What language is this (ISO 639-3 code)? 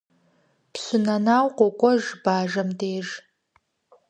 kbd